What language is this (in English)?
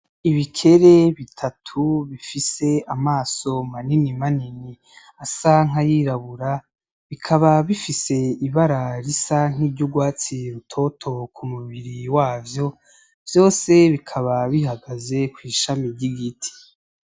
Rundi